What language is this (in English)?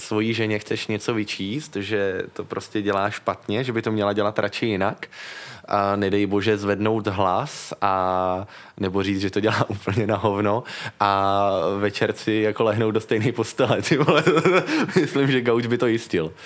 Czech